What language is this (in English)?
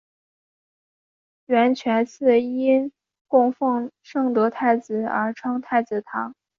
Chinese